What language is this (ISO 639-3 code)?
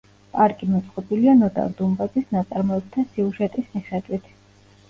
kat